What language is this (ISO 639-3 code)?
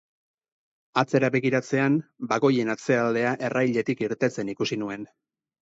eus